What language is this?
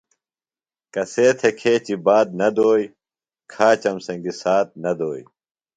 Phalura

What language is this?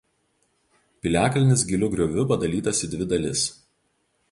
Lithuanian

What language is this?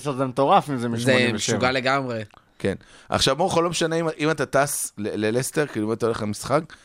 Hebrew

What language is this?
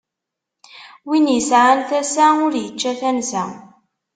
Kabyle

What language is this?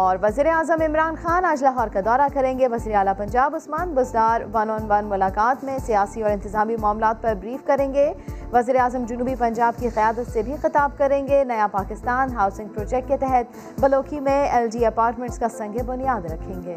Urdu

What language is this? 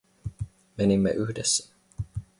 Finnish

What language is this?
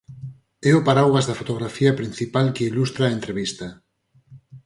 Galician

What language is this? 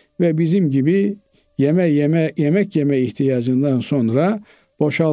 Turkish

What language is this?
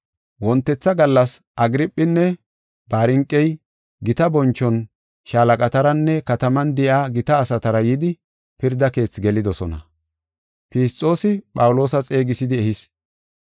Gofa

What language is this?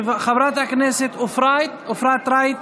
Hebrew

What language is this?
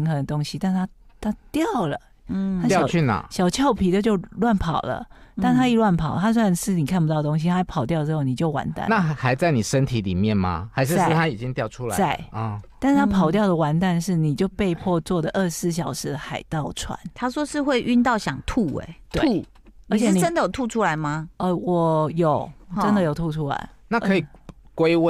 Chinese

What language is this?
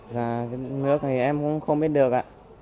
Vietnamese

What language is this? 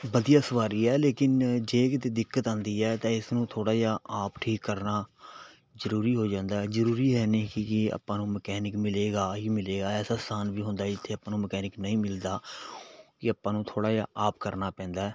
Punjabi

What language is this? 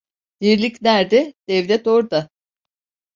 Turkish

